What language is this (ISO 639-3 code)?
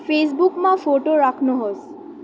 nep